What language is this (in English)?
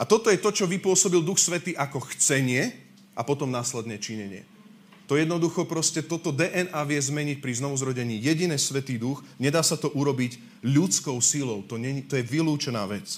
Slovak